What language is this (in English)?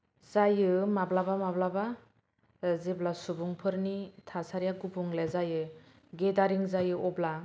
Bodo